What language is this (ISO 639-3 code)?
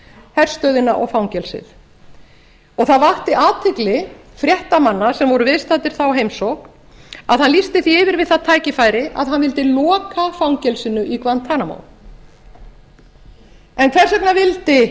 isl